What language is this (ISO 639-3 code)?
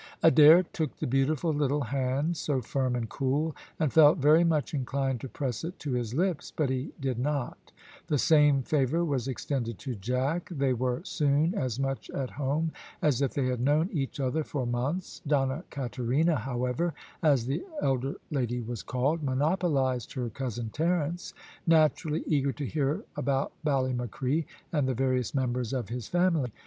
eng